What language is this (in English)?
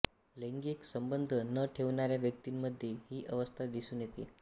Marathi